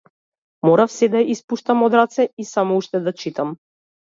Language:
Macedonian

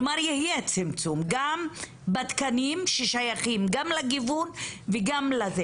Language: Hebrew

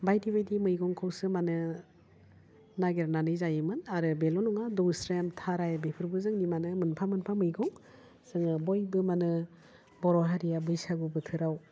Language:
Bodo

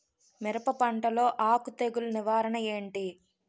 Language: Telugu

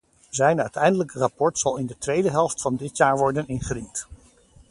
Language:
Dutch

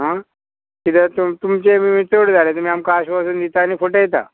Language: Konkani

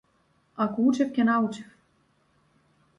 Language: Macedonian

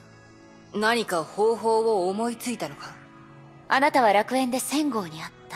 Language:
Japanese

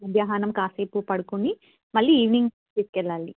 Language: Telugu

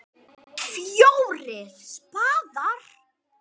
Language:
Icelandic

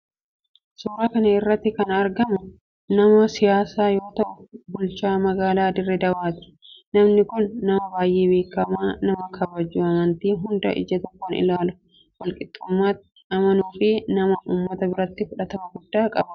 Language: Oromo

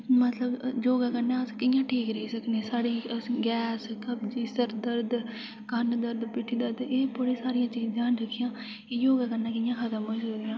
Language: Dogri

